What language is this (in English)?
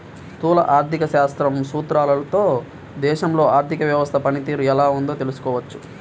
Telugu